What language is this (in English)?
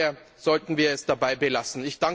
German